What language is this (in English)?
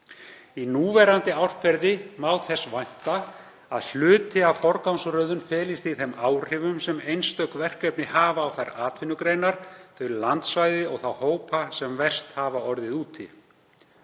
Icelandic